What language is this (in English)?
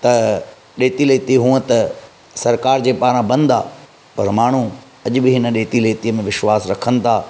Sindhi